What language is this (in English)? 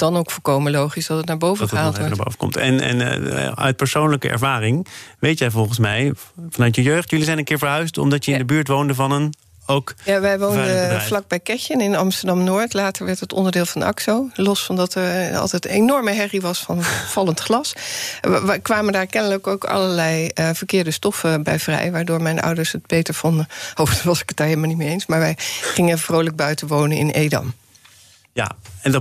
Dutch